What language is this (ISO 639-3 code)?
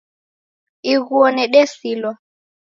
dav